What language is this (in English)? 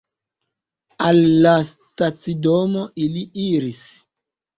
Esperanto